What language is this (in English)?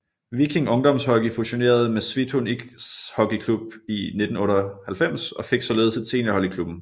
Danish